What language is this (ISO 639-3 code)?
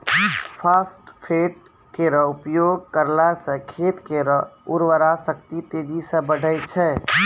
mai